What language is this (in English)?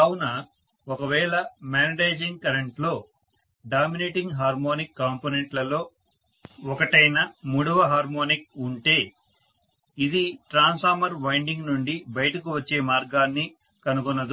Telugu